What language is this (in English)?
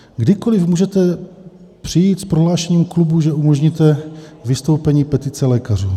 Czech